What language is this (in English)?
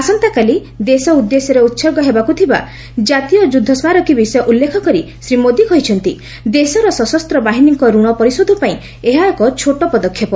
Odia